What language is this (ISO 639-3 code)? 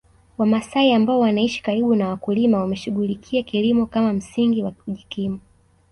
swa